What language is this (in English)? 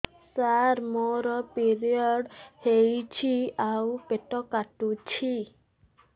Odia